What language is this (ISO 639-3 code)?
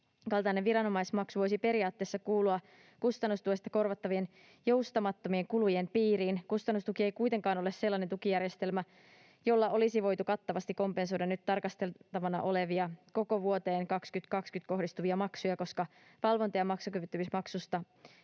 fin